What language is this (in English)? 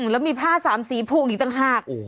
Thai